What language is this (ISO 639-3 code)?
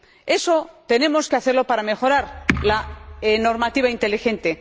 spa